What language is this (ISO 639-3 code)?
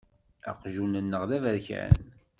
kab